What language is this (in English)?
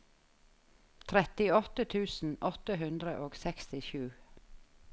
Norwegian